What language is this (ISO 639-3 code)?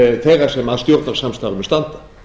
isl